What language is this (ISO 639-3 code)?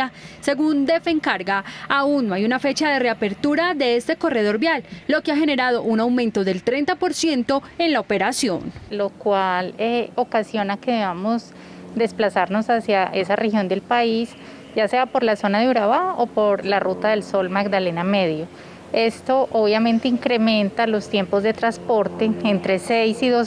spa